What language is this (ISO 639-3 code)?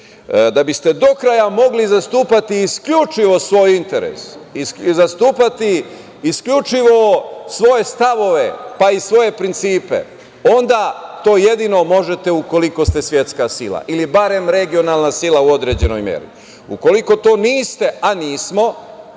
srp